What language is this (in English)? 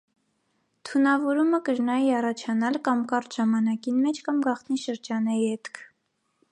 Armenian